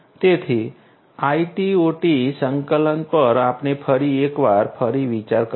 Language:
Gujarati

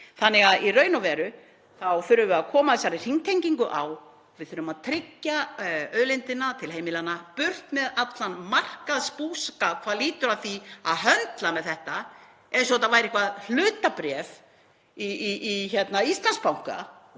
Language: Icelandic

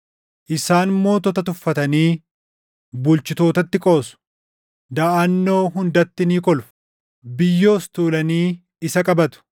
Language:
Oromo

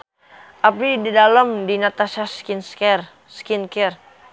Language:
Sundanese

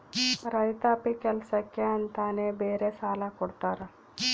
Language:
Kannada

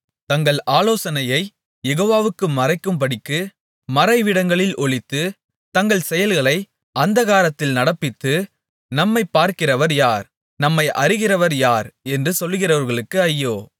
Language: Tamil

